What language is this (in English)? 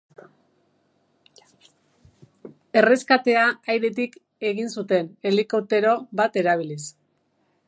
Basque